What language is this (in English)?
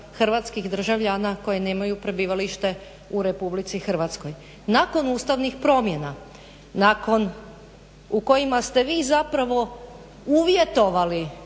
Croatian